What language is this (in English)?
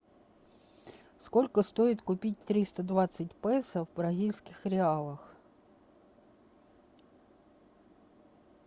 Russian